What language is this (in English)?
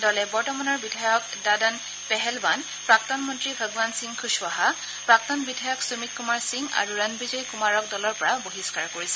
Assamese